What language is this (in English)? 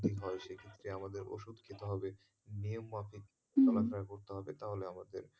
Bangla